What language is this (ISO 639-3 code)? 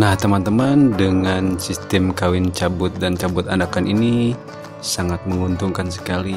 ind